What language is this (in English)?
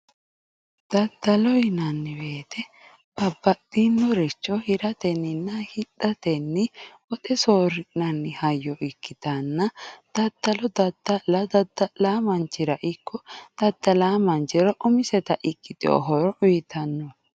Sidamo